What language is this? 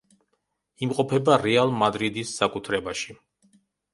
Georgian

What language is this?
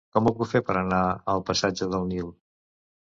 Catalan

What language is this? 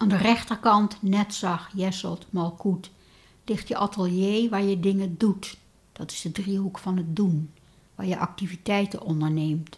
Dutch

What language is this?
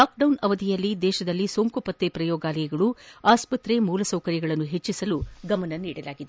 Kannada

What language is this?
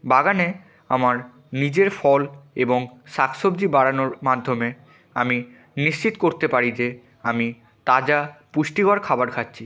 Bangla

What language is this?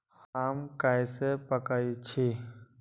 Magahi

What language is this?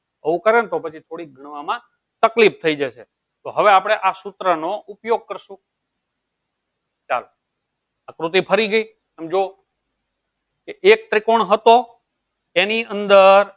Gujarati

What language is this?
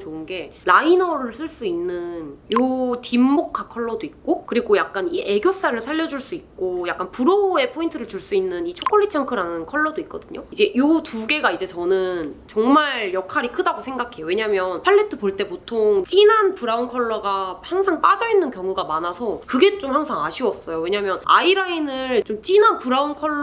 Korean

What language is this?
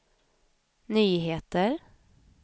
Swedish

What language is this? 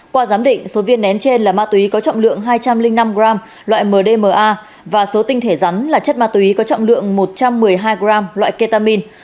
Vietnamese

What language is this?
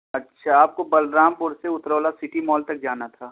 Urdu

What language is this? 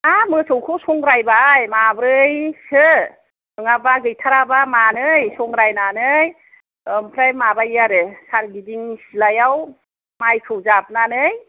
Bodo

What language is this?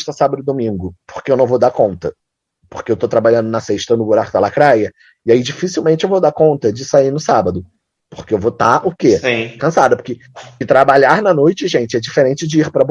Portuguese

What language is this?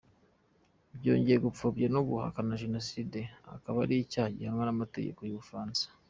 Kinyarwanda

